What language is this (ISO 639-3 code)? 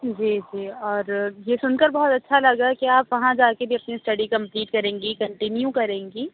urd